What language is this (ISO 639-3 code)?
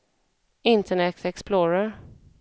swe